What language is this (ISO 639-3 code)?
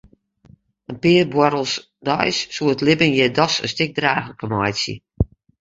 fry